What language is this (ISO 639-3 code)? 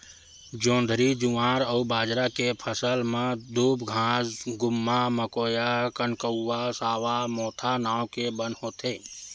hne